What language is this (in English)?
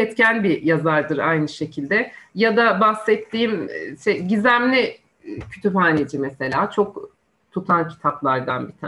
Turkish